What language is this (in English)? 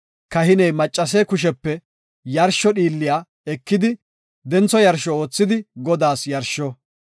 Gofa